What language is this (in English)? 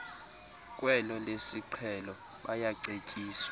Xhosa